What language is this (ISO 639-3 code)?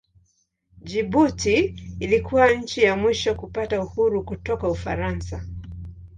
swa